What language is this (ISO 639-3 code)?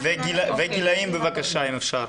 heb